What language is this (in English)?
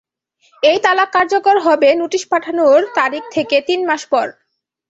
Bangla